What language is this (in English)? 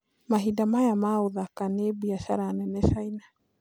Kikuyu